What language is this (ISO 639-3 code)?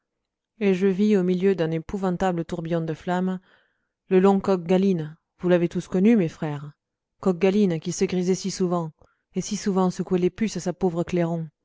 fra